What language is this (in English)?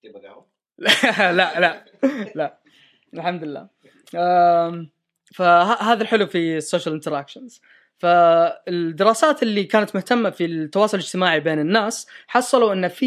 Arabic